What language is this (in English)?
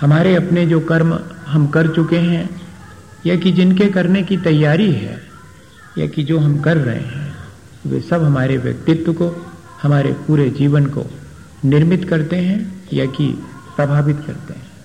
Hindi